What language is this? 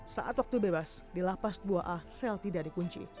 Indonesian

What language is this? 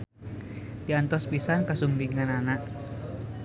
Sundanese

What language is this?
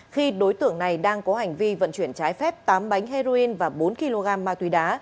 Vietnamese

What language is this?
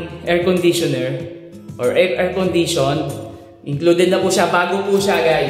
Filipino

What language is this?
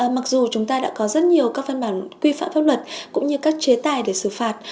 Vietnamese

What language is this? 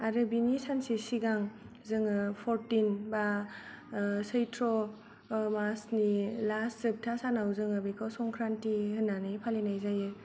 Bodo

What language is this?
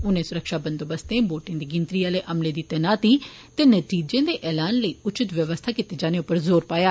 Dogri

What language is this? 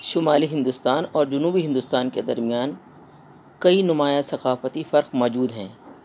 Urdu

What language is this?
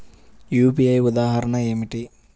Telugu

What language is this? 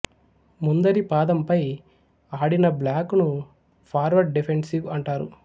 Telugu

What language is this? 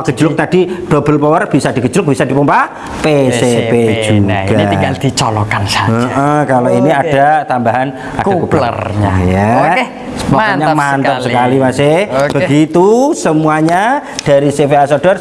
Indonesian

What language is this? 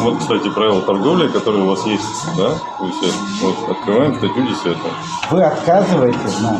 Russian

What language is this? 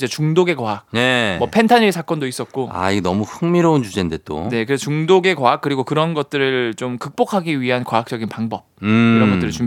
Korean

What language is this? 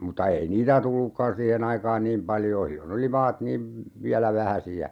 Finnish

